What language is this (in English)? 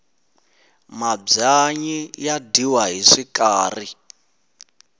Tsonga